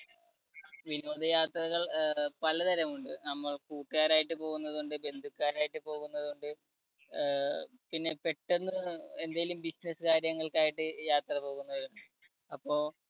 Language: Malayalam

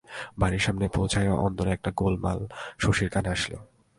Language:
Bangla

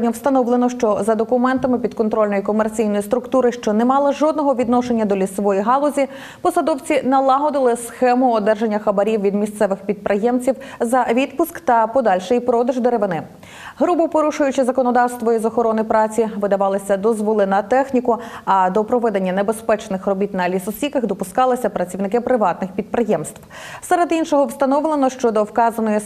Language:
Ukrainian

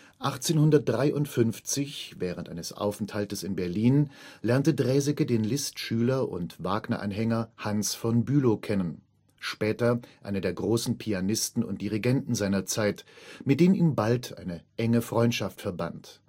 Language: German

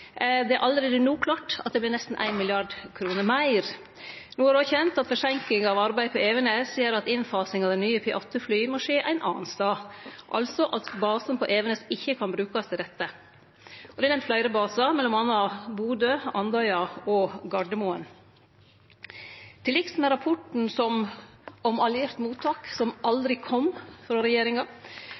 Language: Norwegian Nynorsk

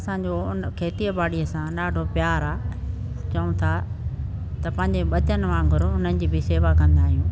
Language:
Sindhi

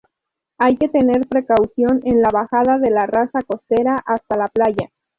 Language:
Spanish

